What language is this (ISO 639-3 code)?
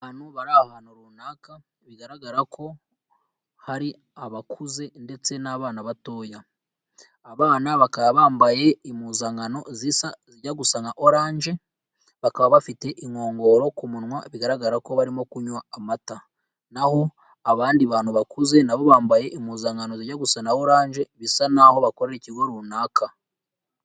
kin